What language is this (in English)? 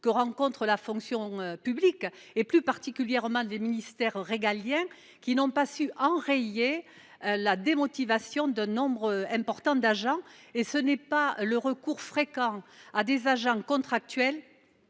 French